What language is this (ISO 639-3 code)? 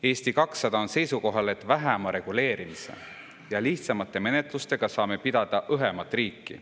est